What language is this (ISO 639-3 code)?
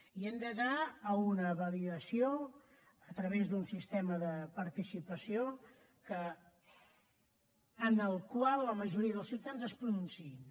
cat